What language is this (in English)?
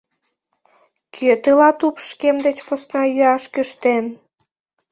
Mari